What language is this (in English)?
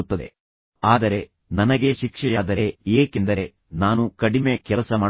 Kannada